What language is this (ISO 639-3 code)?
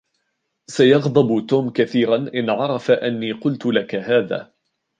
ara